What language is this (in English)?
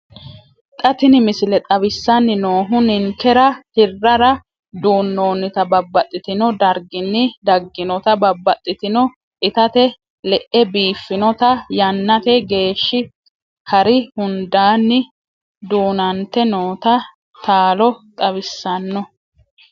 Sidamo